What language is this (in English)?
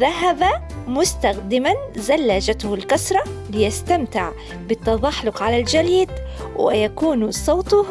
Arabic